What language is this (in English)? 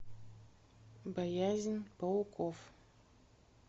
Russian